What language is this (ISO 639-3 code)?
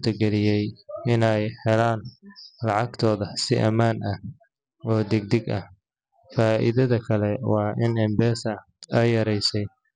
som